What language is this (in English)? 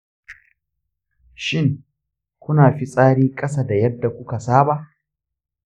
Hausa